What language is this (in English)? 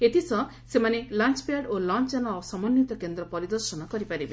Odia